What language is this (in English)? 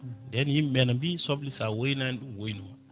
Fula